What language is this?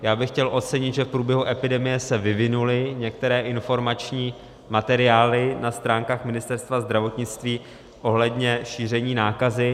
Czech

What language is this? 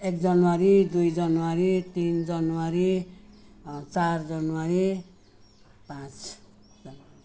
Nepali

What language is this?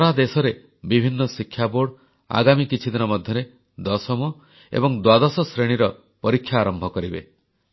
Odia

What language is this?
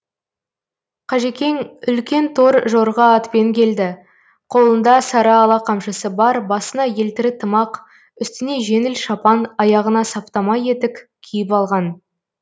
Kazakh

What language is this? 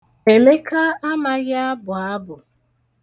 Igbo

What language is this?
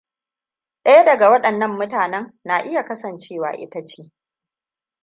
Hausa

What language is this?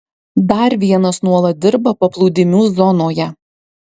Lithuanian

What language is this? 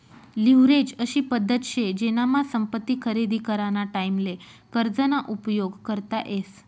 Marathi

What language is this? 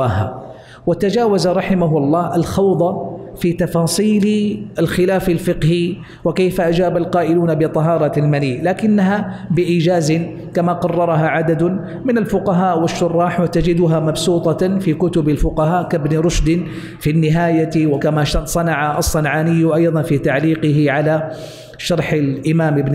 Arabic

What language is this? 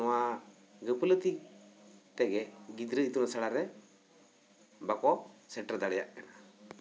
Santali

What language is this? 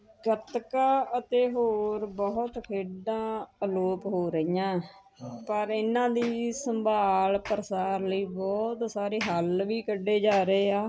Punjabi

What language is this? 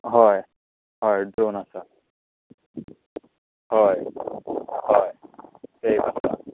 Konkani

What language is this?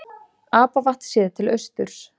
Icelandic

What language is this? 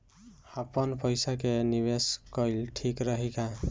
Bhojpuri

